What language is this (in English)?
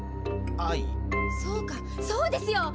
Japanese